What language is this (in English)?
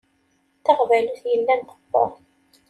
Kabyle